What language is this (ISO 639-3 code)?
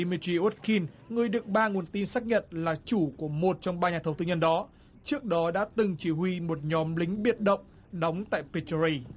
vie